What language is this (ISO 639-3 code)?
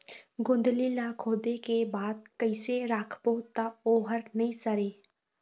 hne